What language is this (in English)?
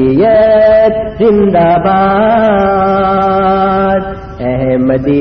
Urdu